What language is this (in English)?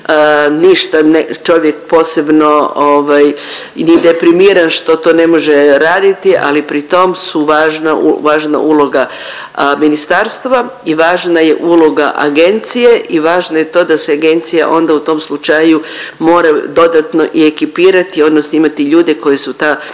Croatian